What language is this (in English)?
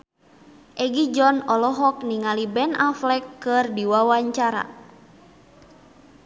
Sundanese